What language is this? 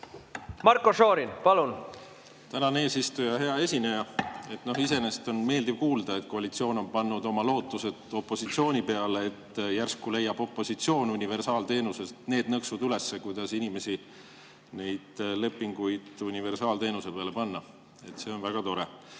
Estonian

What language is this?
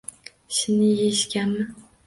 Uzbek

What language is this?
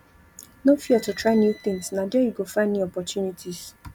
Nigerian Pidgin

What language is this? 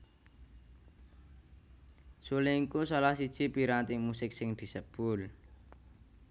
Javanese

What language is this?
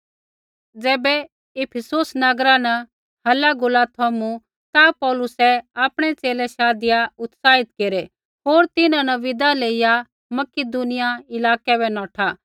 Kullu Pahari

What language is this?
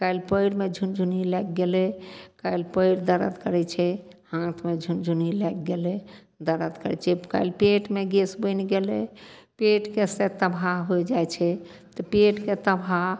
Maithili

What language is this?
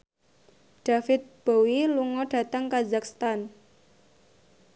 Javanese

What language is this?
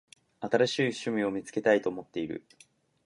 Japanese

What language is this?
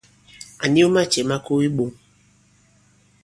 Bankon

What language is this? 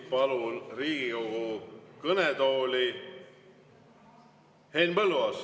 Estonian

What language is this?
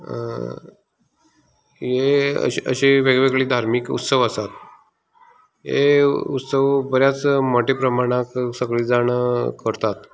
Konkani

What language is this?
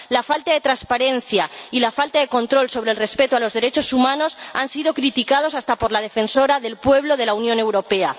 Spanish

